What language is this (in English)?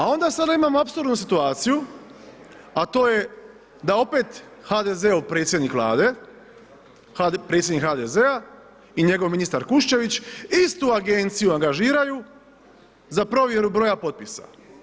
Croatian